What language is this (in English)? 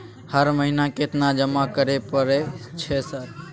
Maithili